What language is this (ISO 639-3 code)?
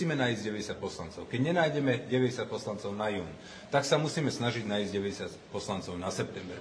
slk